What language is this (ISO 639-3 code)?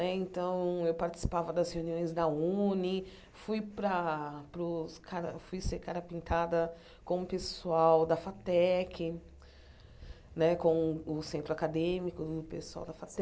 por